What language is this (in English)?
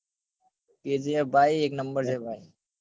Gujarati